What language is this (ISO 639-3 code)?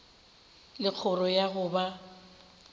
nso